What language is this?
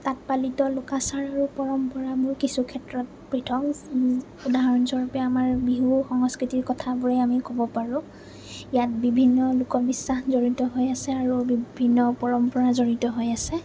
Assamese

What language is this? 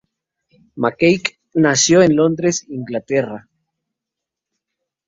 Spanish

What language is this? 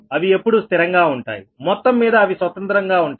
Telugu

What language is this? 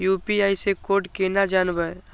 Maithili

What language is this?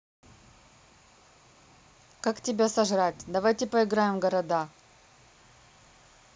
Russian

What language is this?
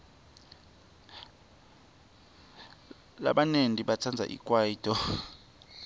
Swati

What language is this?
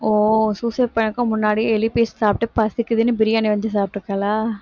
Tamil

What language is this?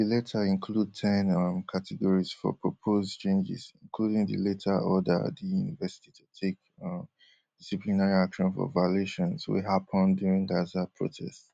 Nigerian Pidgin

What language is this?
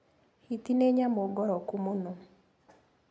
Kikuyu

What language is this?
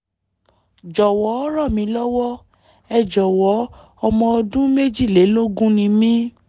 Yoruba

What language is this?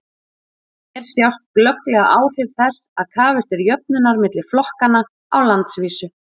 Icelandic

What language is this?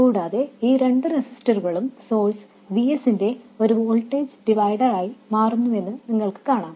Malayalam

